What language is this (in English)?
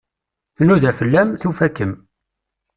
Kabyle